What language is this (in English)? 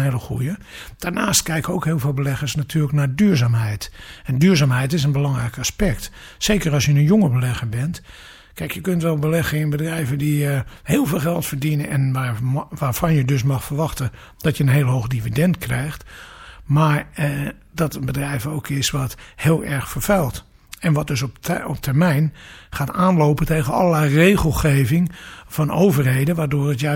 Dutch